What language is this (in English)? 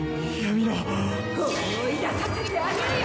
Japanese